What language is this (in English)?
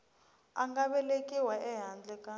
Tsonga